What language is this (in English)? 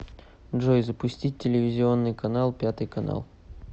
Russian